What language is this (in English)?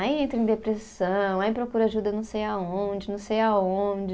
Portuguese